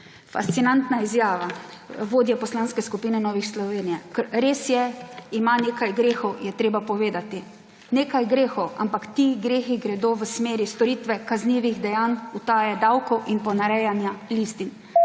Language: Slovenian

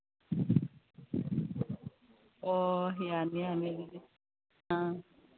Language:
Manipuri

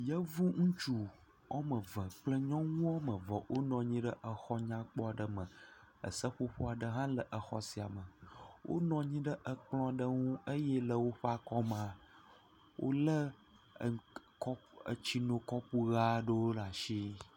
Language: Ewe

